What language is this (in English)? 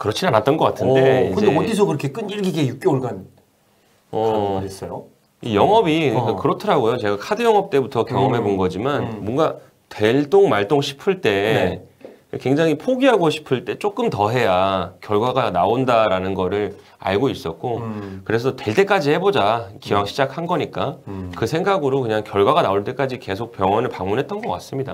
Korean